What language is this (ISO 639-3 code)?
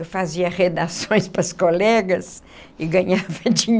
por